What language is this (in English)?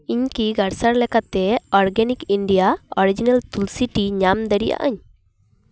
Santali